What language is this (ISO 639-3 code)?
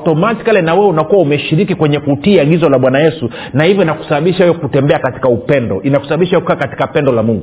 swa